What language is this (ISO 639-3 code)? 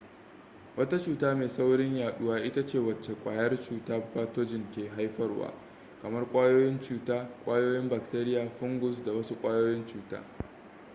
hau